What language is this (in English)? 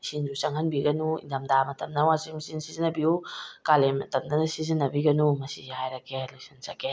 Manipuri